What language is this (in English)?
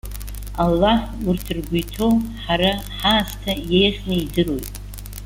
Abkhazian